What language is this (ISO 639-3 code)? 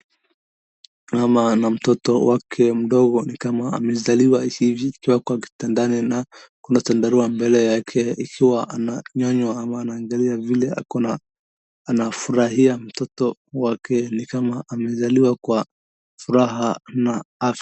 swa